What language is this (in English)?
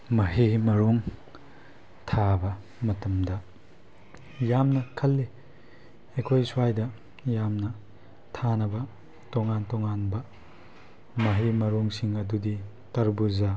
Manipuri